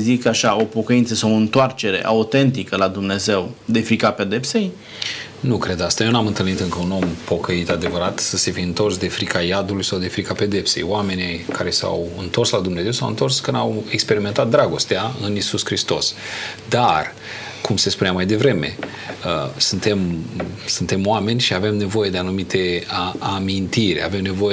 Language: Romanian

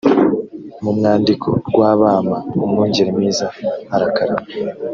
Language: Kinyarwanda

